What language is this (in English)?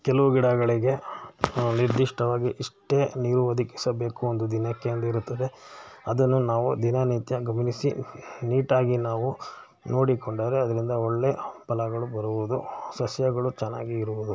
Kannada